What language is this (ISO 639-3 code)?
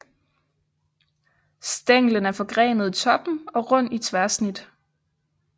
dan